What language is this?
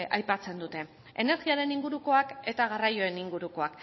Basque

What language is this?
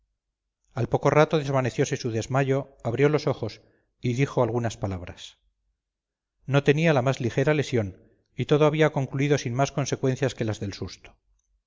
Spanish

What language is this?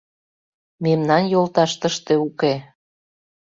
Mari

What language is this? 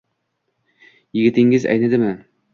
Uzbek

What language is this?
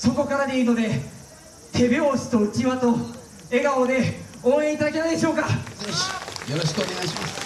Japanese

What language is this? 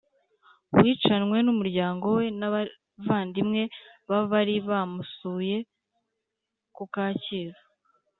Kinyarwanda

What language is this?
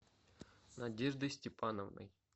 Russian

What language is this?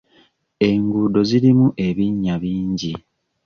Ganda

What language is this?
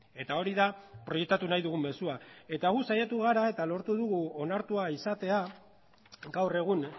Basque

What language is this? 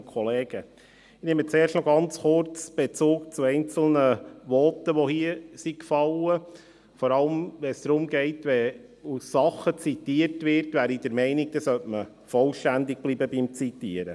Swiss German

